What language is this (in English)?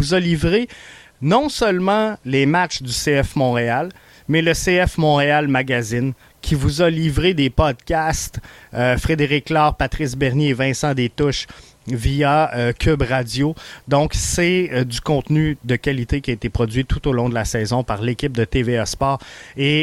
French